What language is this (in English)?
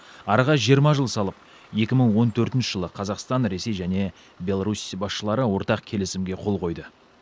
Kazakh